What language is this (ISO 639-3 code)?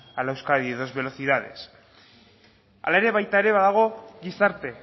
eus